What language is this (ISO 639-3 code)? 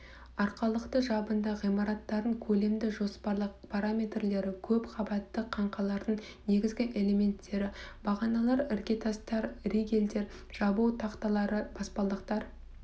kaz